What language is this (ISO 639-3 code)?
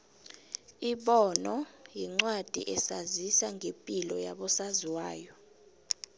nbl